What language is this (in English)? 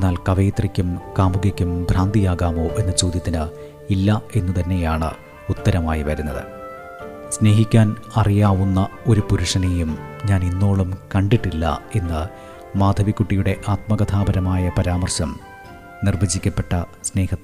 Malayalam